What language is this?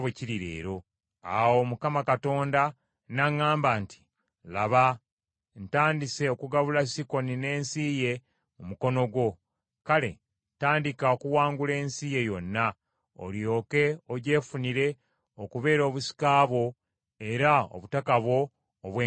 Ganda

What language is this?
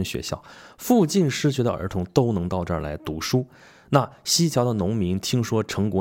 Chinese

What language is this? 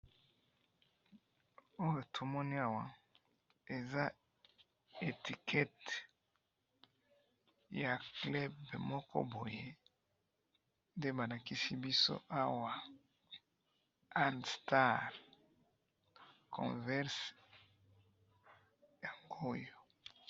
Lingala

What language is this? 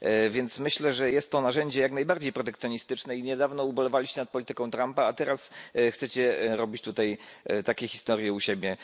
Polish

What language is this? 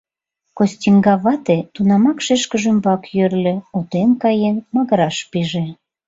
Mari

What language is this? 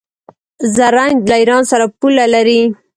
Pashto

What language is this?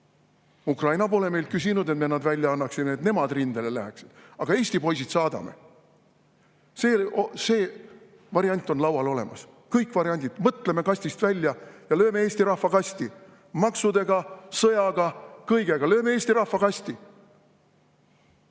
Estonian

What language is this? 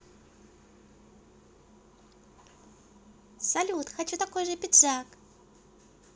Russian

